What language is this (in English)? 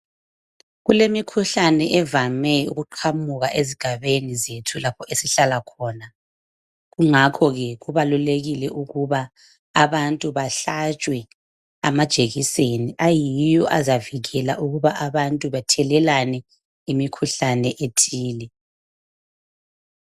North Ndebele